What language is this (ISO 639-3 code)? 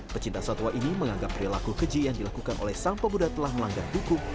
ind